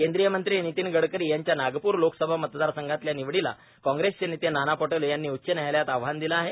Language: Marathi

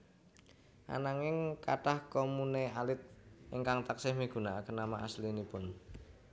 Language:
Javanese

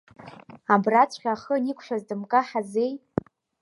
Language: Abkhazian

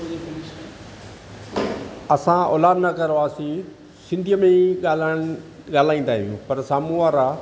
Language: Sindhi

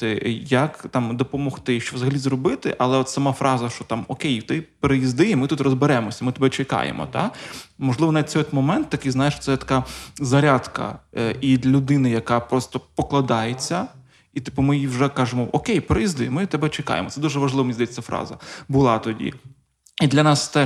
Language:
Ukrainian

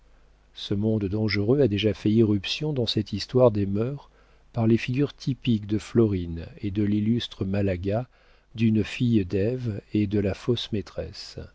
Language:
French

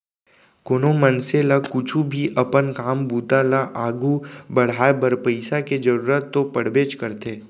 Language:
Chhattisgarhi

